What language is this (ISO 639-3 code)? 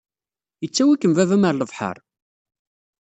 kab